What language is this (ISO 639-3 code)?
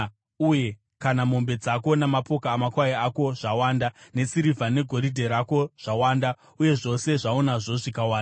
sna